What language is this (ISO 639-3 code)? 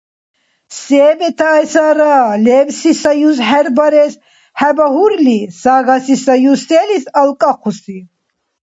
dar